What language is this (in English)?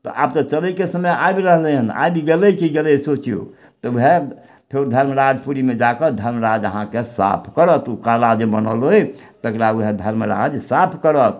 Maithili